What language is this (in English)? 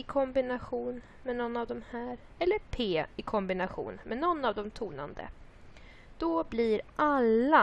Swedish